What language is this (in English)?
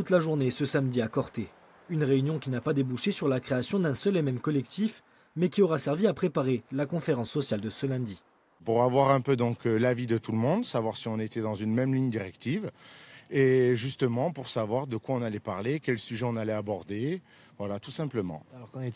French